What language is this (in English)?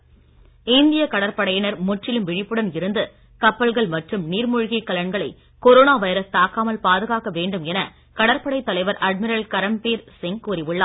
Tamil